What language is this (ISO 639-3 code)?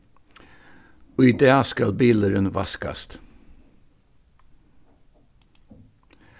fao